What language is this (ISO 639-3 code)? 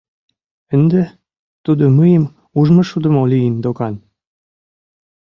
chm